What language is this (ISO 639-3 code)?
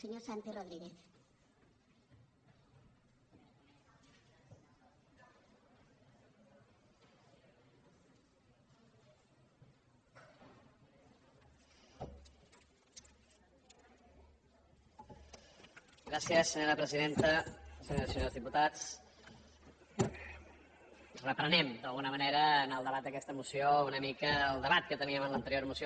cat